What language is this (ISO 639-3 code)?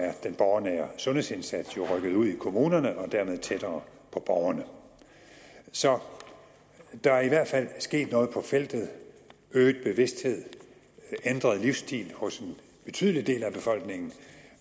dan